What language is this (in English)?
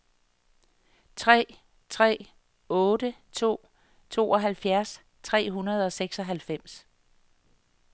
Danish